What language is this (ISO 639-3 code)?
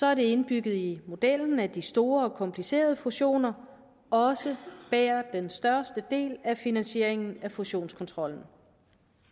dan